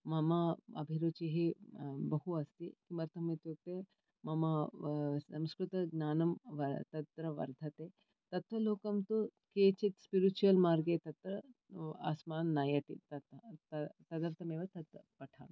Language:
Sanskrit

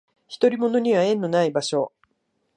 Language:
Japanese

